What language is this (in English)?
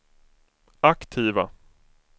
Swedish